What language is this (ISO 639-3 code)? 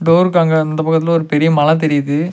tam